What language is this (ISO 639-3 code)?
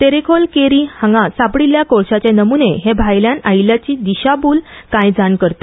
kok